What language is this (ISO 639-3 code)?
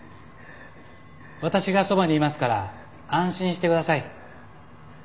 jpn